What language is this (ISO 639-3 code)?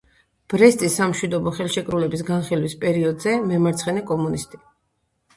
kat